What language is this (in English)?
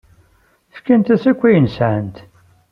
Kabyle